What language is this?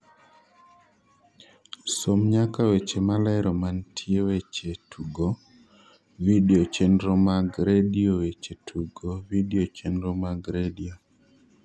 Luo (Kenya and Tanzania)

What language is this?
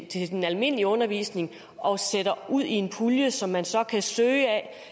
Danish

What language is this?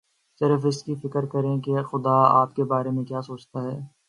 Urdu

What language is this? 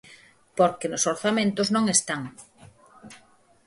Galician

